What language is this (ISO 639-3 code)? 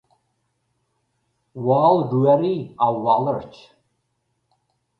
gle